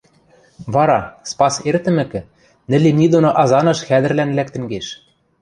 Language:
Western Mari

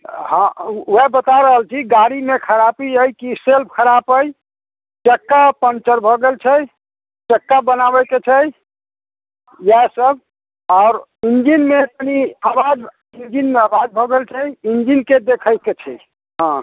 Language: Maithili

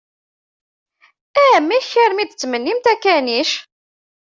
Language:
Kabyle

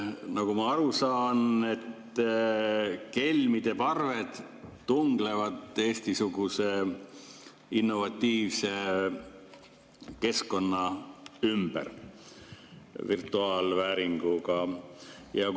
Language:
Estonian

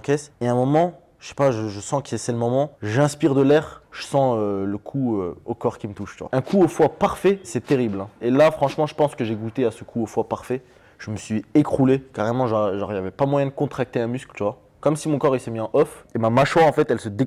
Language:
French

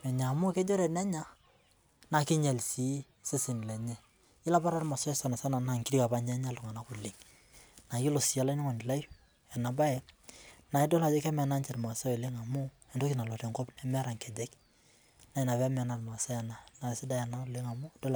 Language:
Masai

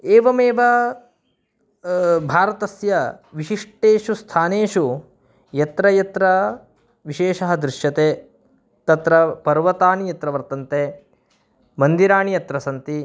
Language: Sanskrit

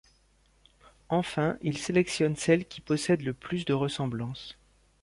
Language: French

